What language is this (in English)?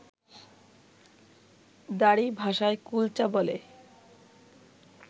Bangla